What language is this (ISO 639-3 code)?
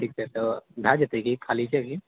mai